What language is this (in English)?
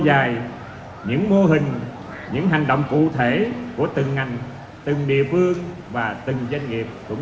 Vietnamese